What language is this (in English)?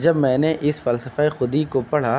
Urdu